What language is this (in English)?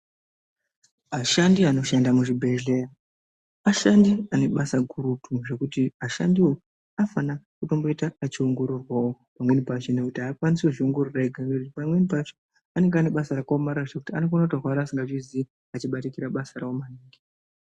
Ndau